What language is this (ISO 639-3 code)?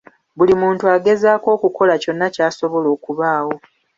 lug